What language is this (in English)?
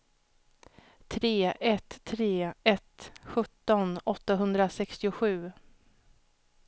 Swedish